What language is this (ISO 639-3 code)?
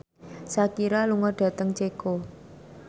jav